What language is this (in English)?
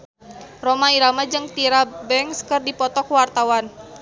Sundanese